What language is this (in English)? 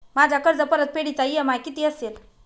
Marathi